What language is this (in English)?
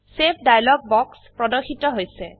Assamese